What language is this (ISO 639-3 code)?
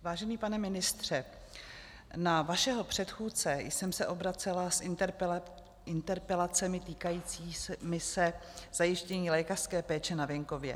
ces